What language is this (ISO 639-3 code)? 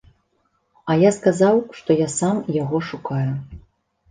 bel